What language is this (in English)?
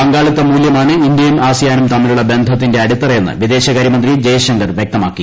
Malayalam